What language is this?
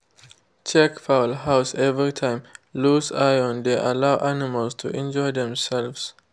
Nigerian Pidgin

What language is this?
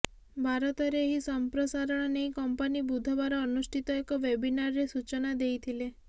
Odia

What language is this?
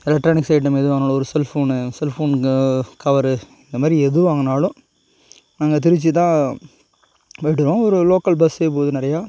Tamil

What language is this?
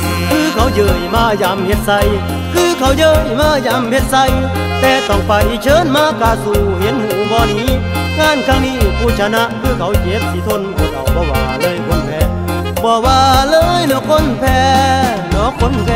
Thai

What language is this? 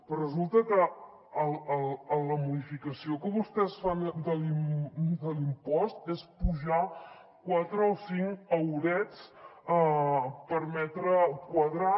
Catalan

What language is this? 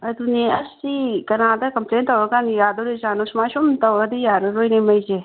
Manipuri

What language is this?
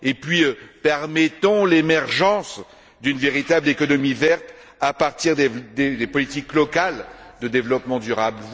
French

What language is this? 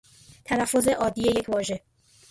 Persian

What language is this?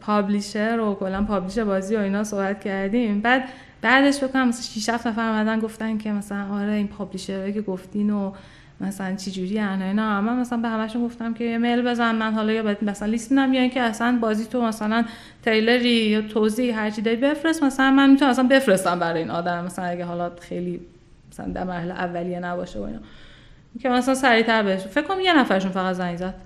Persian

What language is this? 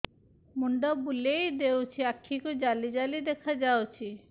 Odia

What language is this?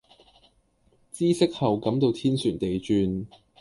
Cantonese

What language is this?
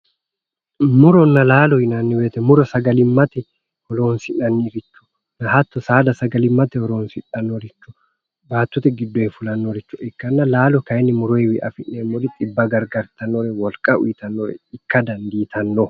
Sidamo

